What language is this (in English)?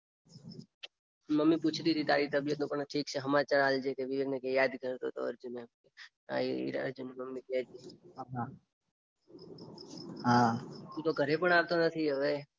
Gujarati